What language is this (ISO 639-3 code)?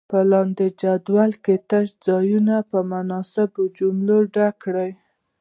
pus